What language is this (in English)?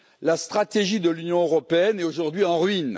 French